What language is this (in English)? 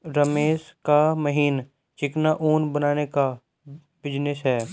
Hindi